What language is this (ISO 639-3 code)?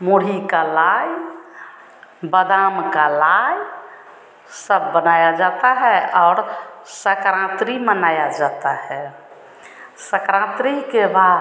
hin